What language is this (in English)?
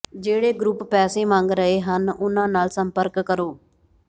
Punjabi